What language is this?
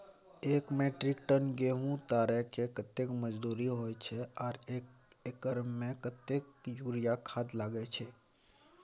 Maithili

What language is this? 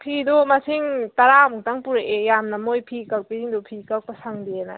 Manipuri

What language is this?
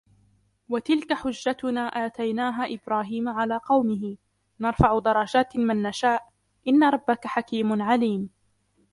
Arabic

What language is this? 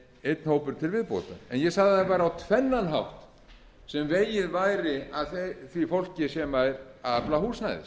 Icelandic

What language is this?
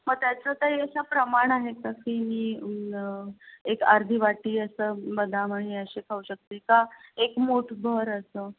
Marathi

